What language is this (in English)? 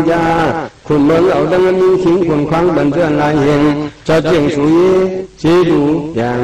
Thai